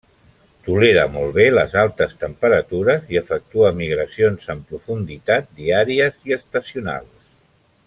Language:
Catalan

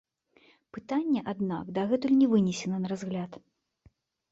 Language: Belarusian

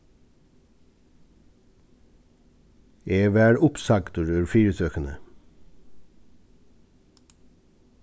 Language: Faroese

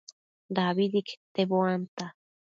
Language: Matsés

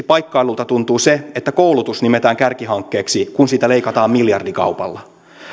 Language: Finnish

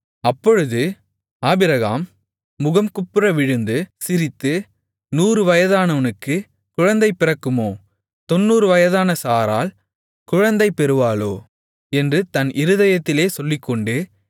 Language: Tamil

